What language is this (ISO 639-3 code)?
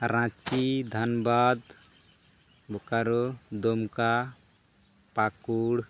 sat